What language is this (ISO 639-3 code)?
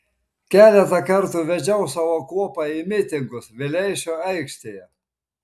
lit